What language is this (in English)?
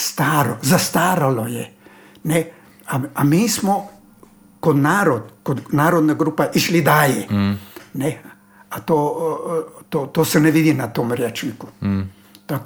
Croatian